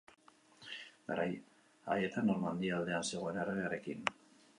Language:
Basque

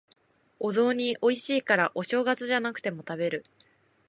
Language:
Japanese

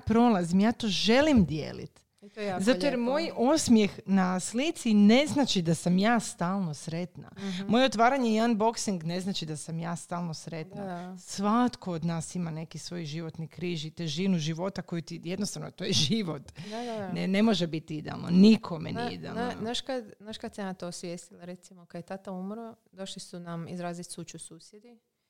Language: Croatian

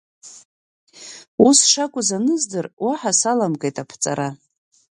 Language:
Abkhazian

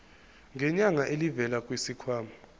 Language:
Zulu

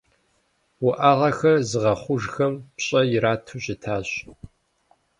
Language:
Kabardian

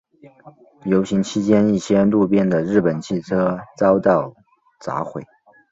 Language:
Chinese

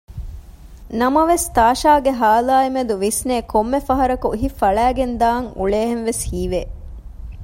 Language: Divehi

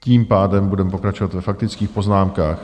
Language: Czech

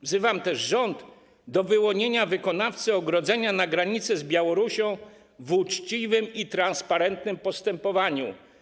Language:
Polish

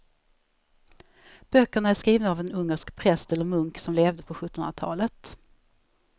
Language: Swedish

